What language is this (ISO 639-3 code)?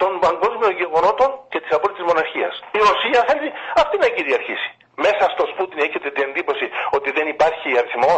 ell